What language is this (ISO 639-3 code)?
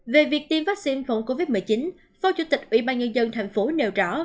vie